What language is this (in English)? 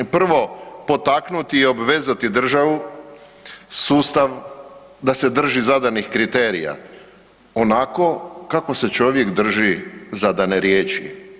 Croatian